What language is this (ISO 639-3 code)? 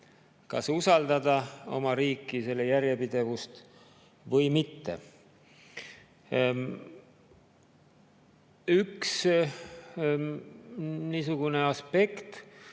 est